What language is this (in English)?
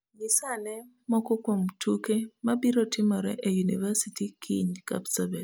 Luo (Kenya and Tanzania)